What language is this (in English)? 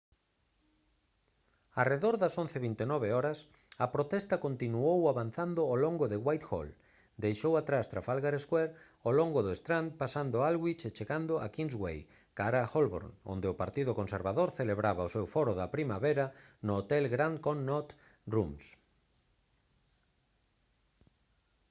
Galician